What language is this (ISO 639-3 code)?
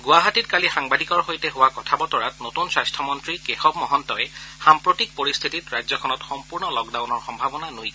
asm